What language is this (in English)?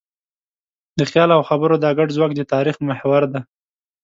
Pashto